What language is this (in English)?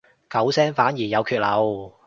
Cantonese